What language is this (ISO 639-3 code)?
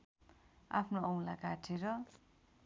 nep